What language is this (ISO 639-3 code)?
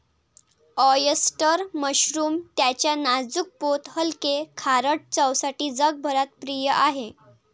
mar